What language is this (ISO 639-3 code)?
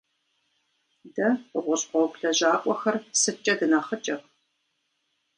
kbd